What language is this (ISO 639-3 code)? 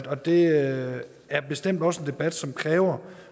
dan